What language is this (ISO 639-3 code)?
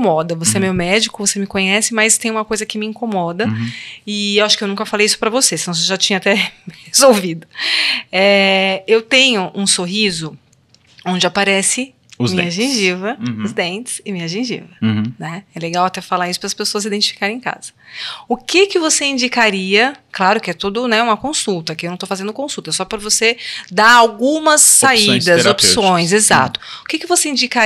por